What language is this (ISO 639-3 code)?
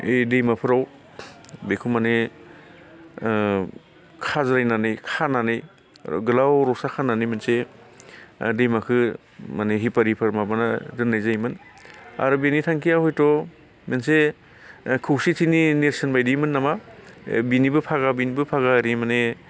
brx